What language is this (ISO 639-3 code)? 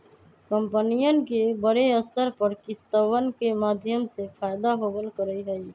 mag